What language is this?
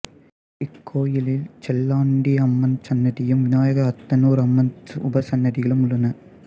Tamil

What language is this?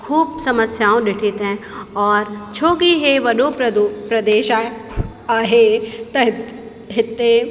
Sindhi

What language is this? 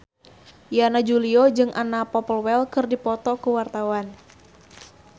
Sundanese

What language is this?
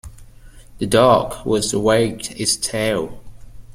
English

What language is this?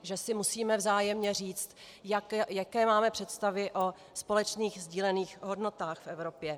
Czech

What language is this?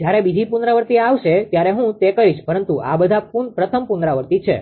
Gujarati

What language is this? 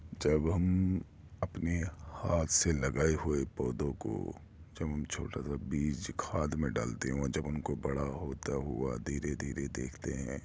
Urdu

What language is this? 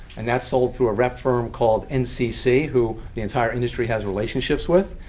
English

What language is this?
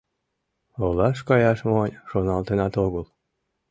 Mari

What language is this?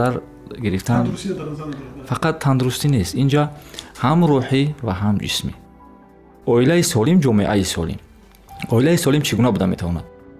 Persian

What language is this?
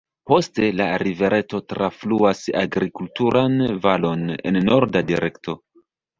Esperanto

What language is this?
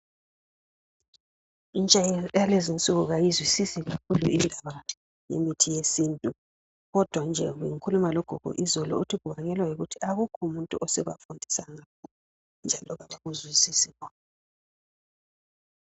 North Ndebele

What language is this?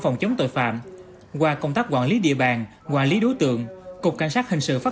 Vietnamese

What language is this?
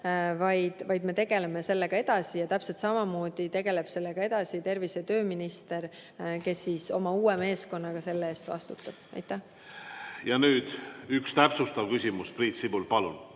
Estonian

